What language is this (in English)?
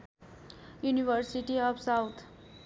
Nepali